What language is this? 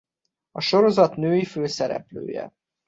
Hungarian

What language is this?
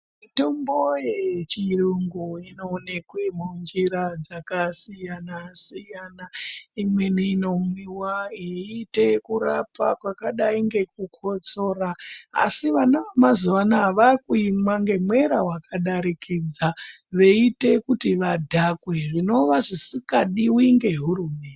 Ndau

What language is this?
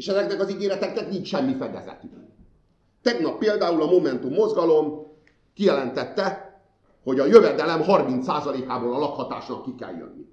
Hungarian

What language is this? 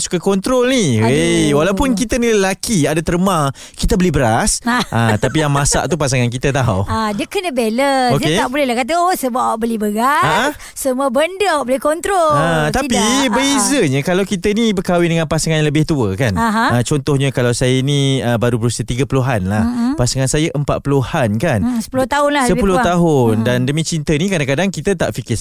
Malay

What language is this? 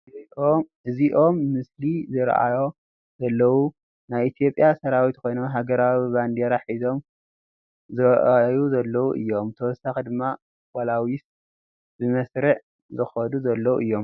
Tigrinya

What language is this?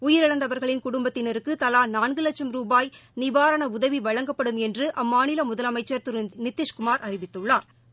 Tamil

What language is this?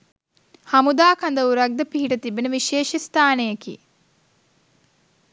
Sinhala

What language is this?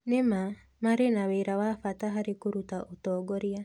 Kikuyu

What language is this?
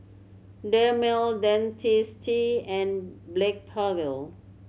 English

